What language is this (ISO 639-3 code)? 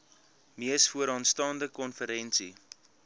afr